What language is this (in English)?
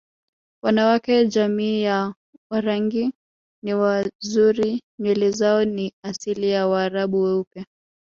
Swahili